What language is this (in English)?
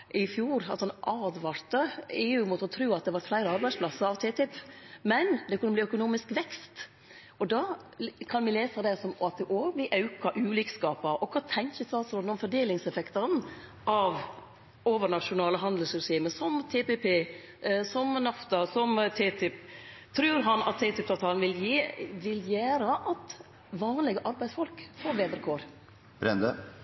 Norwegian Nynorsk